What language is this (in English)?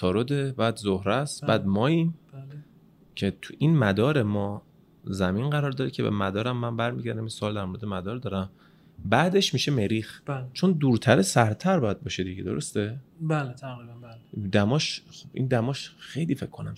Persian